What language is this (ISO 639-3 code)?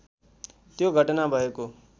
nep